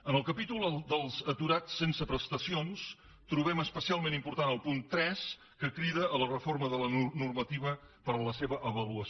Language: Catalan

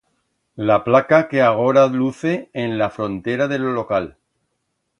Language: Aragonese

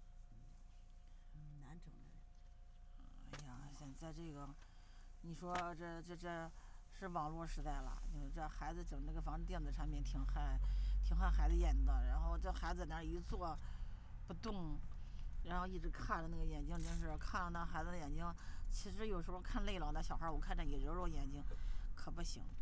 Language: Chinese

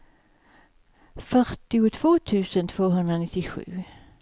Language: Swedish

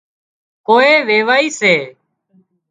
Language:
Wadiyara Koli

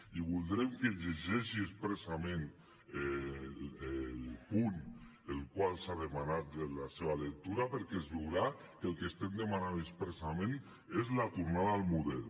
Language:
Catalan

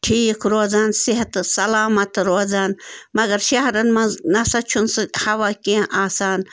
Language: Kashmiri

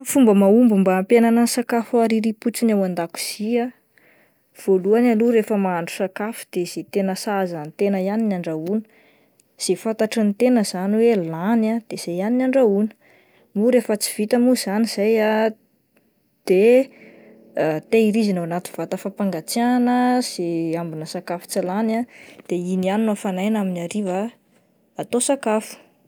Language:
Malagasy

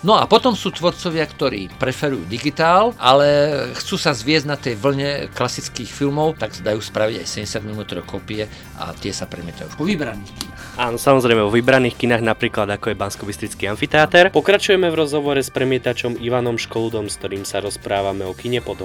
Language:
Slovak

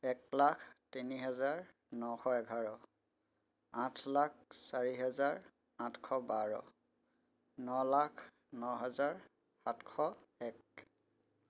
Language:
Assamese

